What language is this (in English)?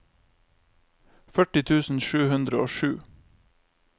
Norwegian